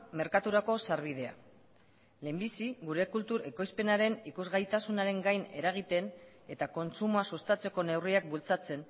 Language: Basque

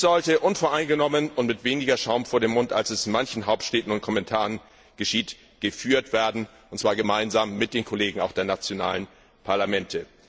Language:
German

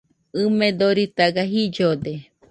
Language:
Nüpode Huitoto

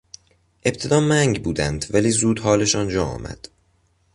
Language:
Persian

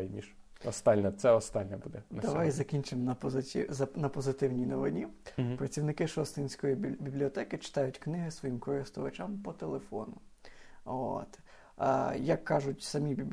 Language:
Ukrainian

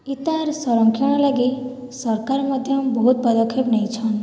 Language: Odia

